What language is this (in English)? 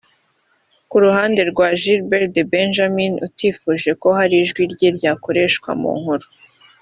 Kinyarwanda